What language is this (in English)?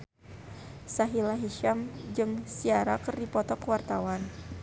Sundanese